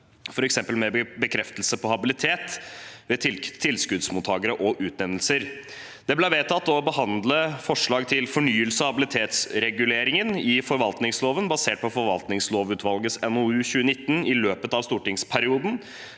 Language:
Norwegian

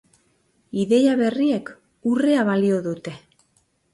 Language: Basque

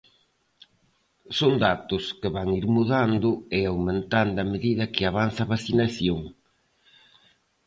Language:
Galician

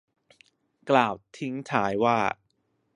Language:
Thai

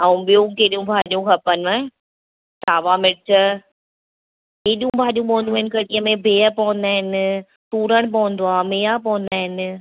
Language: Sindhi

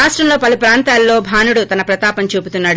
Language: Telugu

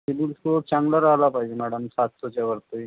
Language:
Marathi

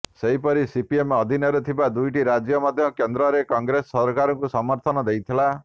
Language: Odia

